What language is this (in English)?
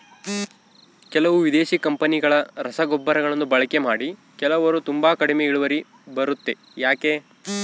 Kannada